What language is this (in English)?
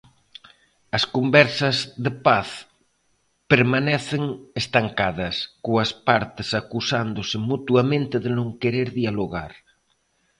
Galician